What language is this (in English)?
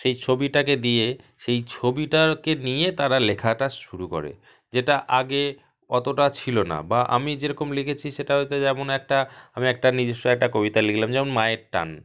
Bangla